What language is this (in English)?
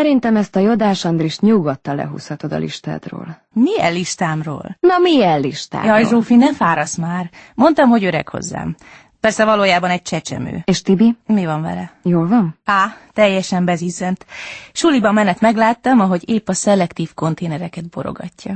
Hungarian